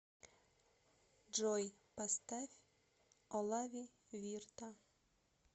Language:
Russian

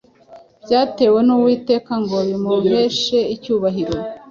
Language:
Kinyarwanda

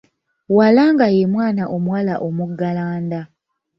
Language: Ganda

